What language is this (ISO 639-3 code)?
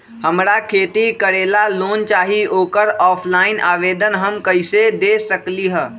mag